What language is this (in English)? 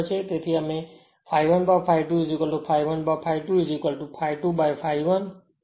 Gujarati